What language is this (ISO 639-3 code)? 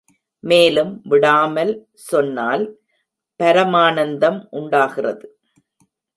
tam